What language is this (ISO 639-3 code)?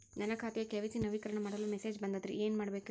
kan